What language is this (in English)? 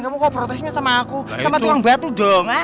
Indonesian